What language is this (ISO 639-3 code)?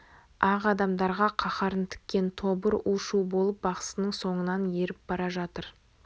kaz